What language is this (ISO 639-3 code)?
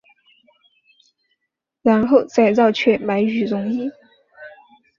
zho